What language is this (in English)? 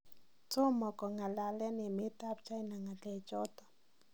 Kalenjin